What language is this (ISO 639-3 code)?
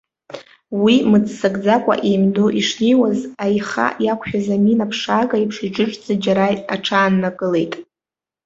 abk